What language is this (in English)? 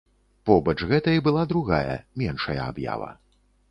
Belarusian